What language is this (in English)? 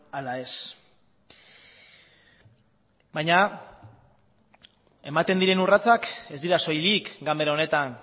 Basque